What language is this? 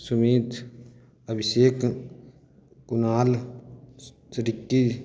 Maithili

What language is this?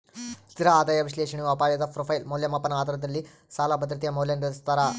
Kannada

